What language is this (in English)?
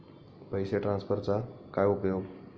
Marathi